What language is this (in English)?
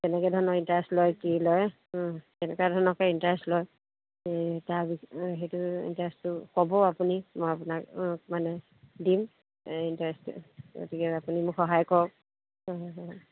Assamese